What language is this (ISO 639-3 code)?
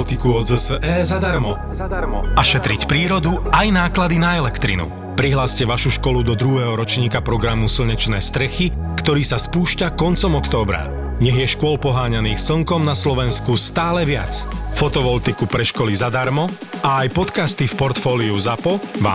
slk